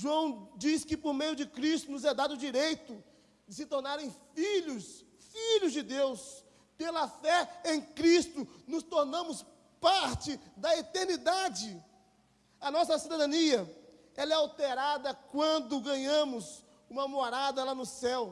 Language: Portuguese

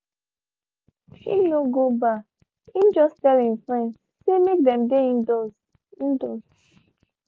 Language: Nigerian Pidgin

